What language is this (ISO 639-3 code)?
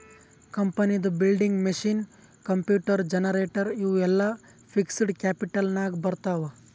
kan